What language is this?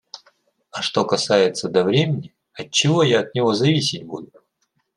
Russian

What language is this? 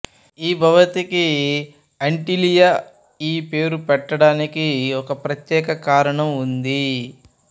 Telugu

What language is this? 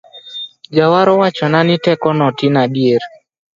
Luo (Kenya and Tanzania)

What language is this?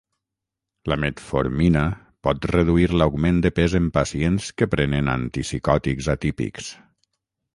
Catalan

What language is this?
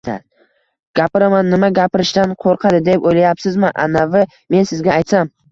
Uzbek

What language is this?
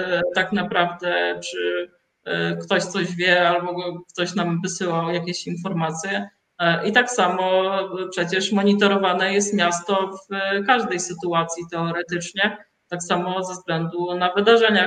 Polish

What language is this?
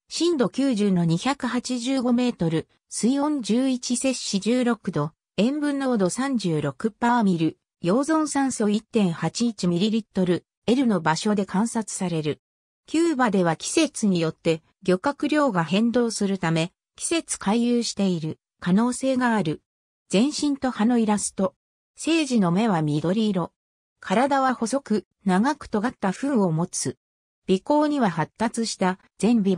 Japanese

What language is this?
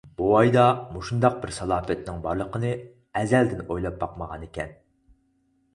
Uyghur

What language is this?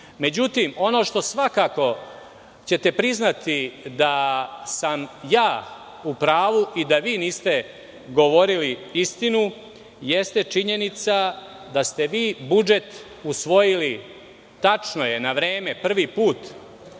Serbian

